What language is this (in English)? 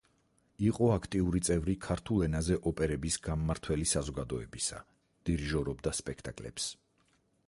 Georgian